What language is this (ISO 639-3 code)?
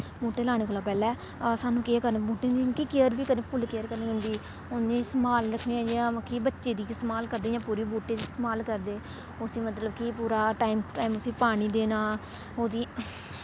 doi